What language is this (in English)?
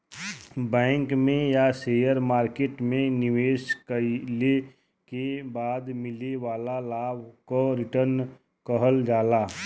Bhojpuri